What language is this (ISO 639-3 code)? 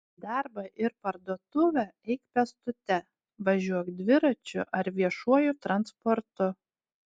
lit